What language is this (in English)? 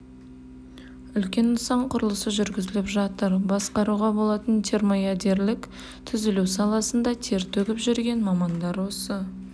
Kazakh